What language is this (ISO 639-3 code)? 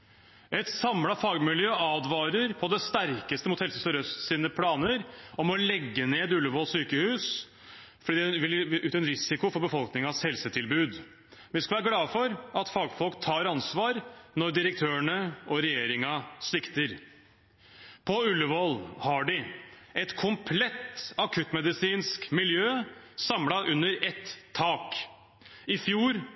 nob